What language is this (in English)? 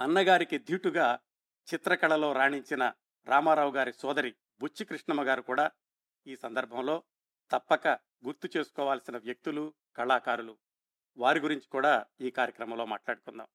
Telugu